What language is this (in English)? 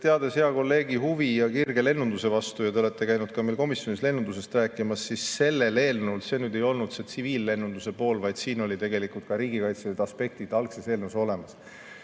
Estonian